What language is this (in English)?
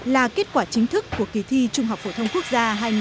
Vietnamese